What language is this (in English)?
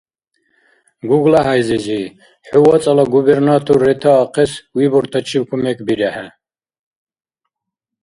Dargwa